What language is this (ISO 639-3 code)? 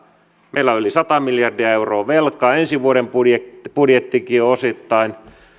fin